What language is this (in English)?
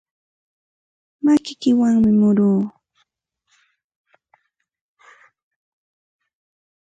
Santa Ana de Tusi Pasco Quechua